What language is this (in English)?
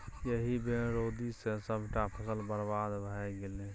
Maithili